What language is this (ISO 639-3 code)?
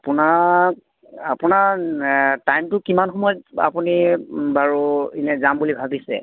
asm